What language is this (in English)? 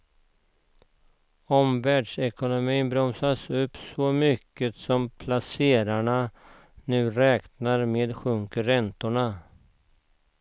Swedish